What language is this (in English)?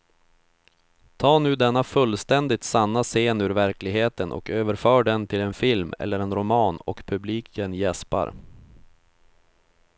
Swedish